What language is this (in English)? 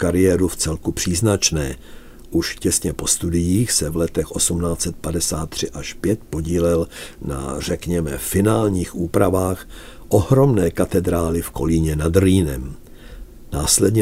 Czech